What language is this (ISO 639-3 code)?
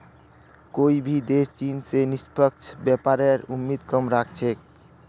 mag